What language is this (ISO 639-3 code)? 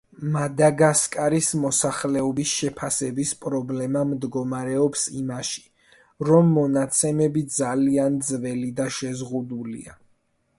kat